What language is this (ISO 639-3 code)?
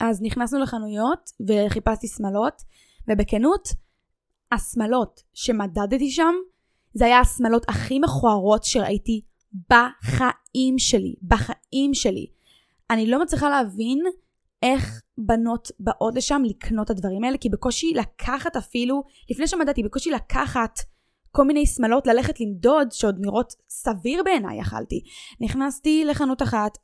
heb